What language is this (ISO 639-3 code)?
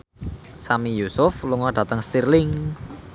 jav